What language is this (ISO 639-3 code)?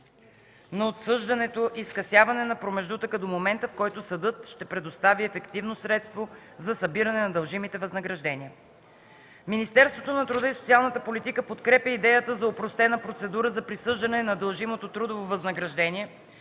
bul